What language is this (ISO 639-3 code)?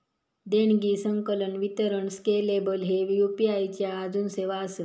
mar